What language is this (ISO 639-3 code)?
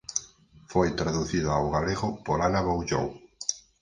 glg